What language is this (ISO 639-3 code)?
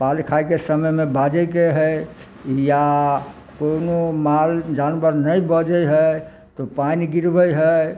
mai